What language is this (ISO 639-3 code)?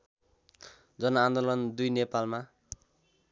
nep